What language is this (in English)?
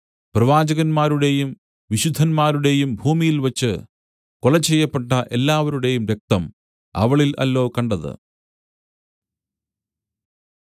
Malayalam